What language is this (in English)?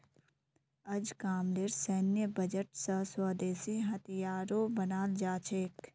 Magahi